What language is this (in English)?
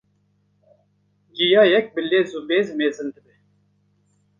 Kurdish